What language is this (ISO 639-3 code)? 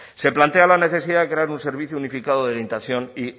spa